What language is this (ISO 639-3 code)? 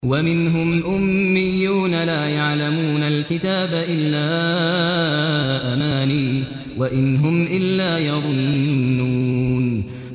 ara